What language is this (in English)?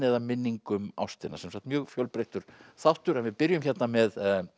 Icelandic